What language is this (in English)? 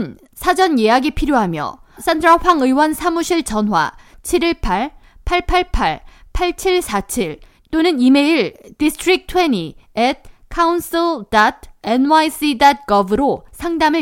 Korean